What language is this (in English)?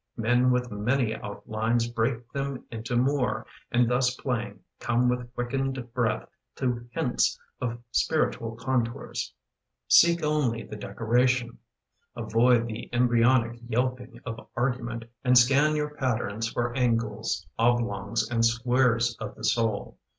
English